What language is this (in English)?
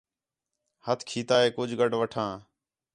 Khetrani